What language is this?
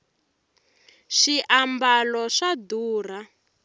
Tsonga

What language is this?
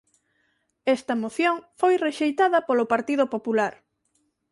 Galician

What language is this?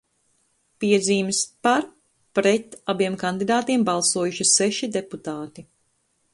Latvian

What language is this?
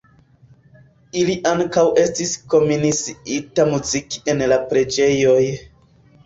Esperanto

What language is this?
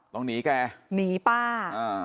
Thai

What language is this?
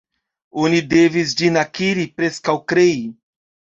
Esperanto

